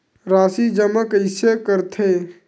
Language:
Chhattisgarhi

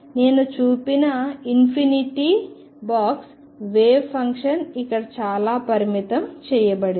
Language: Telugu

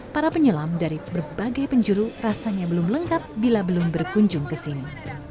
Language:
Indonesian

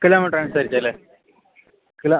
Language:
Malayalam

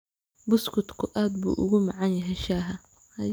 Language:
Somali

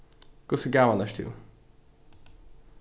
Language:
Faroese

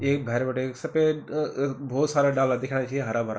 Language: Garhwali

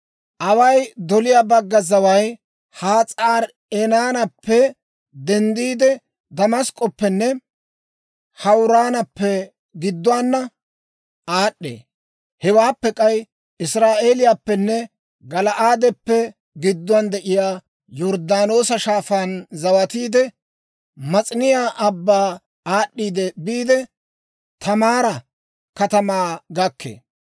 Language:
Dawro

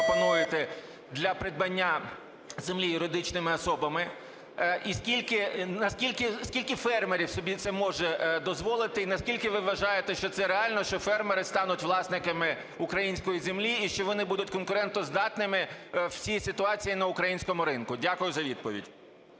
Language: Ukrainian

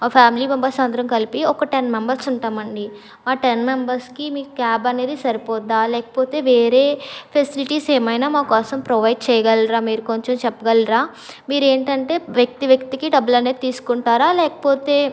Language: Telugu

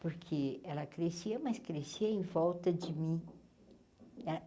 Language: Portuguese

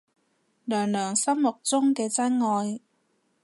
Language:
Cantonese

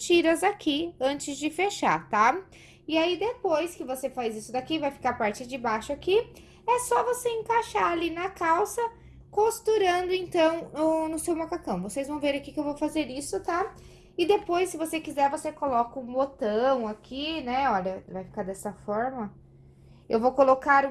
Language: Portuguese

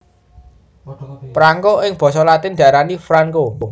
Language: Javanese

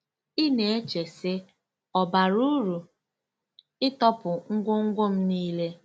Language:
Igbo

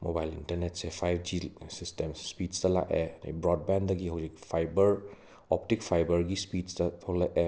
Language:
Manipuri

